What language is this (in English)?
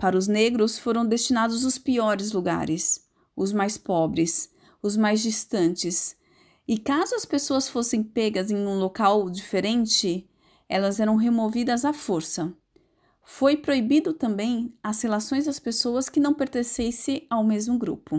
Portuguese